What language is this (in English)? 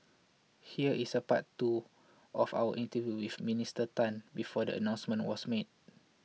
English